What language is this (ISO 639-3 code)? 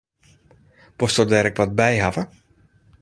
fry